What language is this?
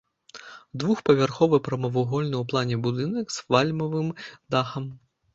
Belarusian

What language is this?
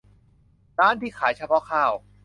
Thai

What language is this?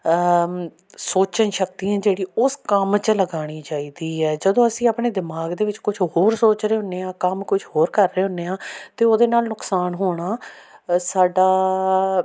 Punjabi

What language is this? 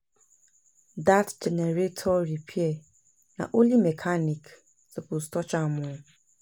Nigerian Pidgin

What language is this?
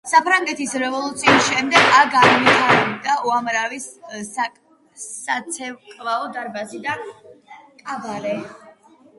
Georgian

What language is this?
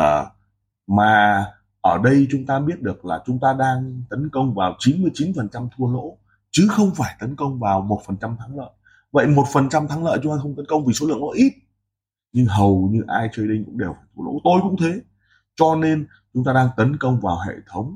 Vietnamese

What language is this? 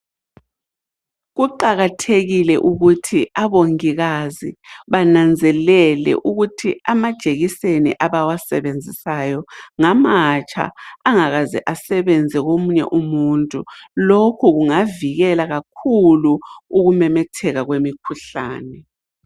North Ndebele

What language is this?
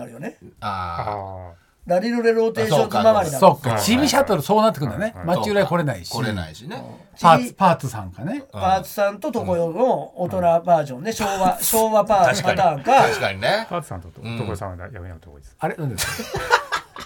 Japanese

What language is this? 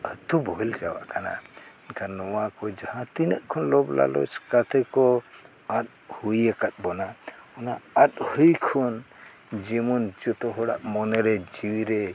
Santali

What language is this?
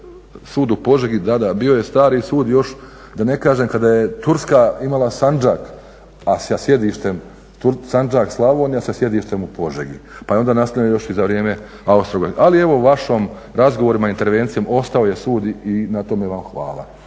Croatian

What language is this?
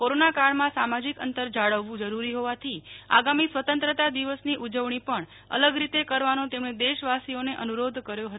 Gujarati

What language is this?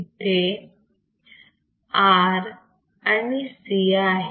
Marathi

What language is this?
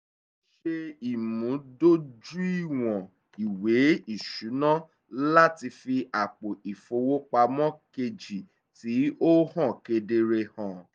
Yoruba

